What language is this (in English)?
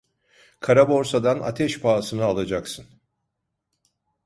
Turkish